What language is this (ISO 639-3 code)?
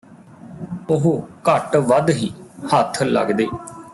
pan